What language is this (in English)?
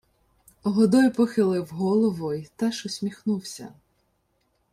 Ukrainian